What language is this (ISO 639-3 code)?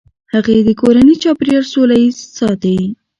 pus